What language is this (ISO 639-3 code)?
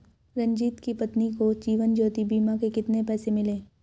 hin